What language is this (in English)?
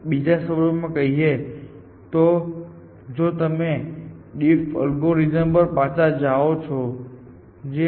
Gujarati